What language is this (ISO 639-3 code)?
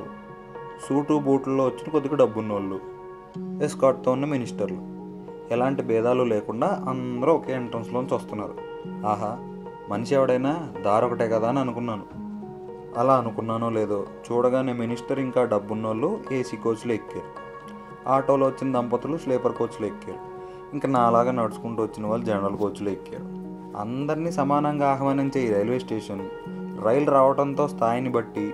tel